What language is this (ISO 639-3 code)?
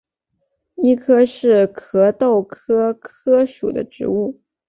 zho